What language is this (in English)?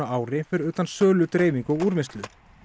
Icelandic